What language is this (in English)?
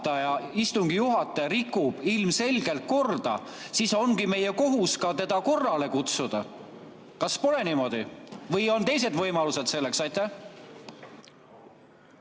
Estonian